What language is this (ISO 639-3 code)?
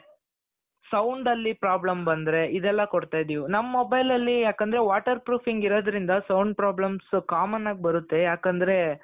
kan